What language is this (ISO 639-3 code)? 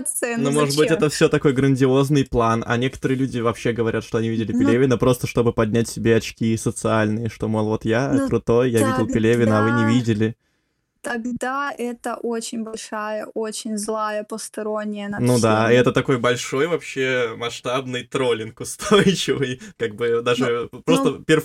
rus